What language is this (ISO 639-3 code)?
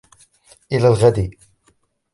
ara